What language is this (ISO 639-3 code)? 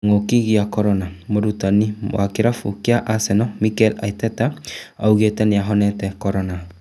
kik